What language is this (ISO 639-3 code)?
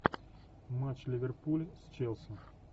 rus